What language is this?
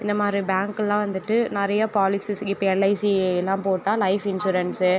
Tamil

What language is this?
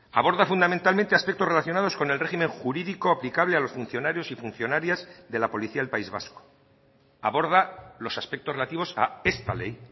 Spanish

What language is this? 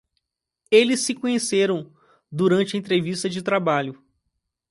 Portuguese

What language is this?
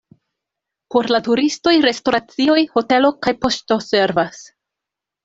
Esperanto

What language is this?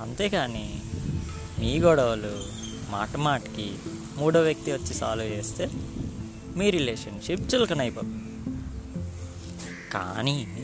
Telugu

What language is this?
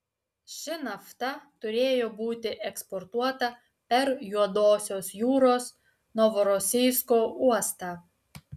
Lithuanian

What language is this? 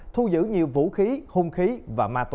Vietnamese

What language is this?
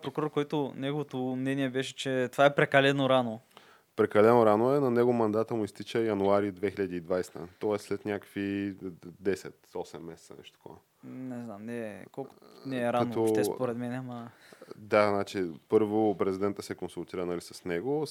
Bulgarian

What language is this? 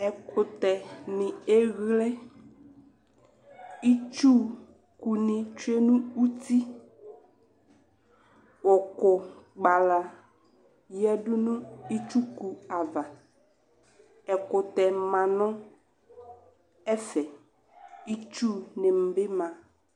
Ikposo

